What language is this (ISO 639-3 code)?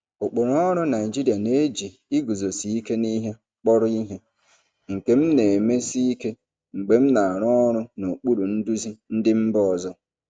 ibo